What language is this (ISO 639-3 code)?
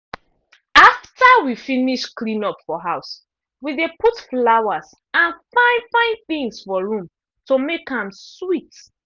pcm